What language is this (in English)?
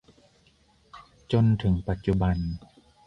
Thai